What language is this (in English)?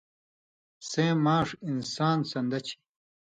Indus Kohistani